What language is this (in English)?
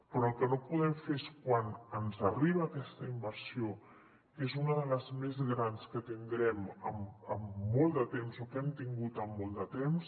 Catalan